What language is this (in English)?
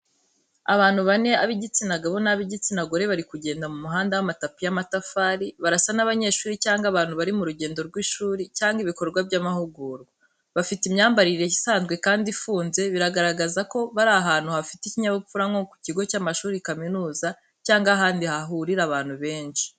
Kinyarwanda